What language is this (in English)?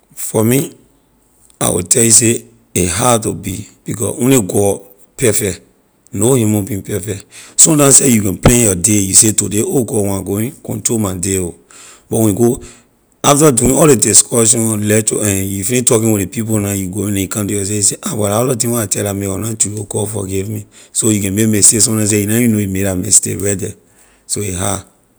Liberian English